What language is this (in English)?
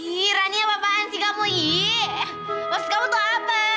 Indonesian